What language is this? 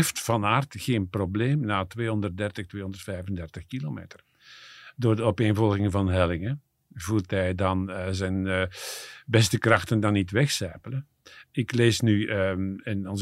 Dutch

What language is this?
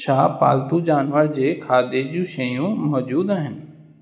Sindhi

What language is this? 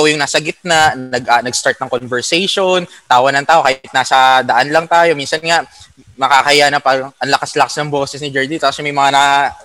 Filipino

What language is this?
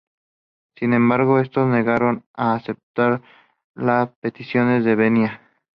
Spanish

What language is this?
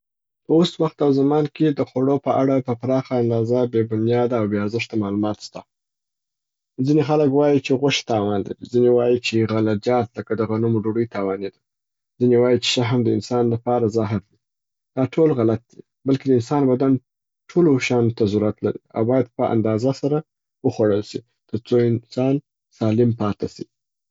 Southern Pashto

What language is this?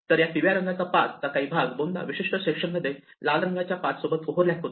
Marathi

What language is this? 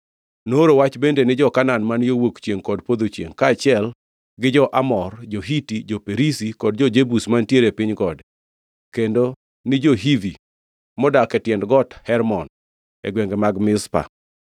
Luo (Kenya and Tanzania)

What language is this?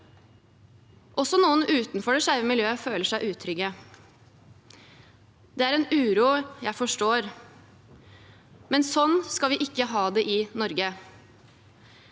Norwegian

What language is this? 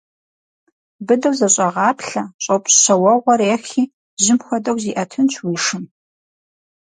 Kabardian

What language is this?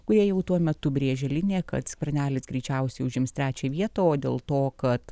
Lithuanian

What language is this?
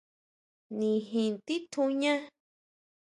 Huautla Mazatec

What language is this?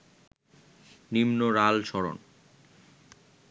Bangla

